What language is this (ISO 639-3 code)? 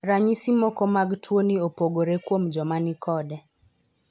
luo